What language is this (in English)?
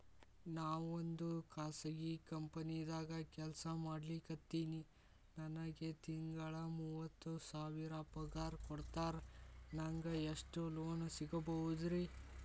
Kannada